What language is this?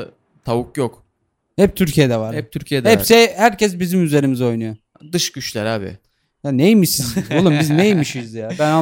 Turkish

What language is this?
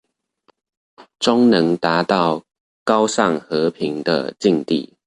Chinese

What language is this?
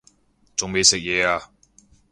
Cantonese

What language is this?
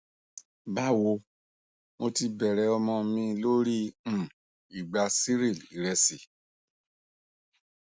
Yoruba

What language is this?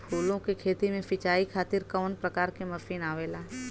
Bhojpuri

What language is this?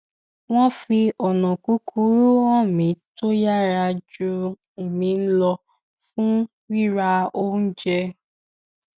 Yoruba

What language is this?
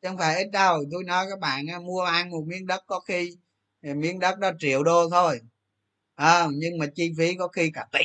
Vietnamese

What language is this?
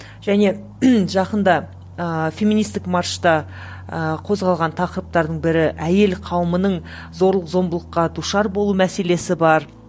Kazakh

